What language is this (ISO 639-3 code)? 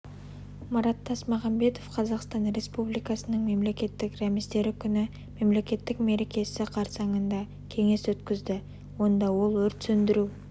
kaz